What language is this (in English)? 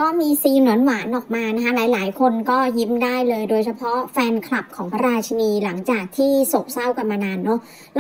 Thai